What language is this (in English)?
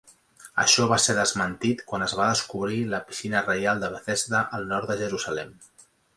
Catalan